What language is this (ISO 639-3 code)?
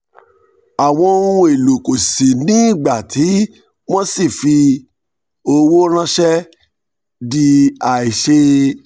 yor